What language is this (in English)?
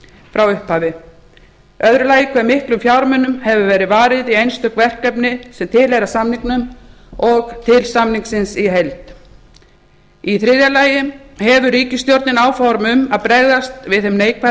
Icelandic